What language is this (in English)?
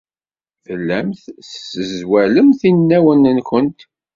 Kabyle